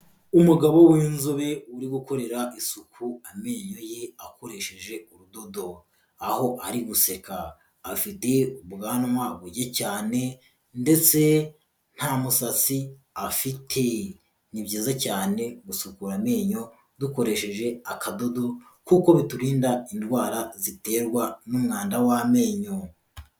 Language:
Kinyarwanda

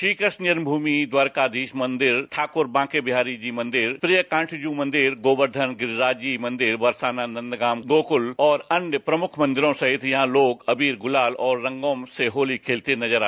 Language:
Hindi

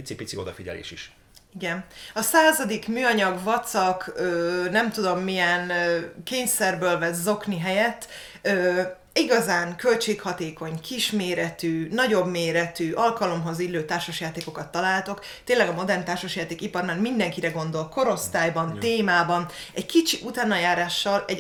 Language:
Hungarian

